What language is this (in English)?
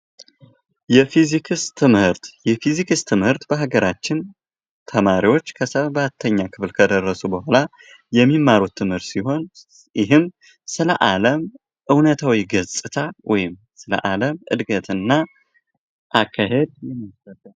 Amharic